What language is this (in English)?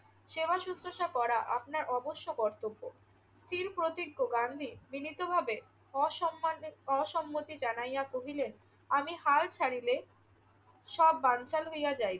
Bangla